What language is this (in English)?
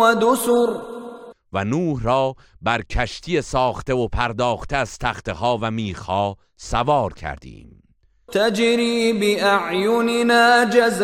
Persian